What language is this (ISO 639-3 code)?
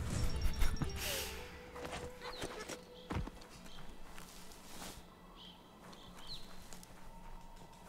deu